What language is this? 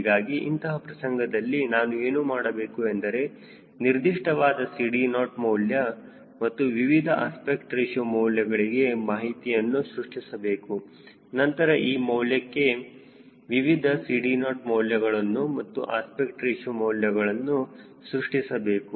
Kannada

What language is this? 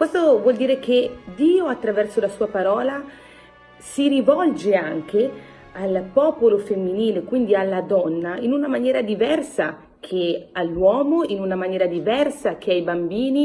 Italian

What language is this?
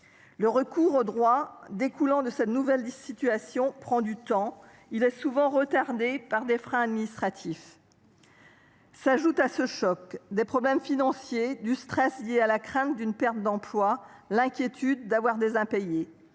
French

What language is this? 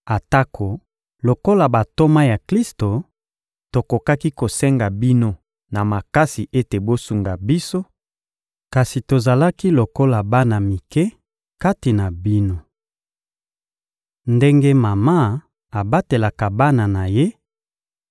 Lingala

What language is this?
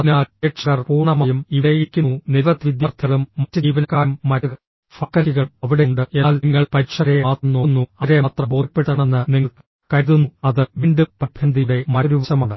Malayalam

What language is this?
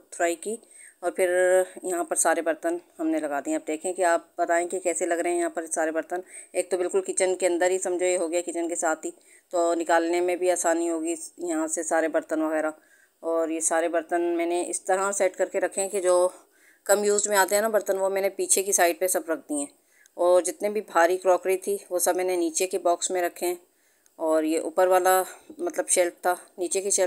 Hindi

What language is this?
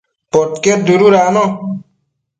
Matsés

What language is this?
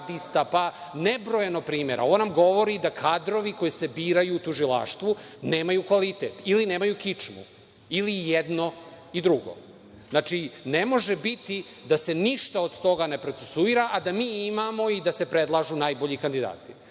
Serbian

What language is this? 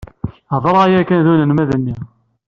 Kabyle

